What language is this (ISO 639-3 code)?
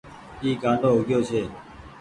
gig